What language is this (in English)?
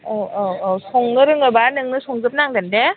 Bodo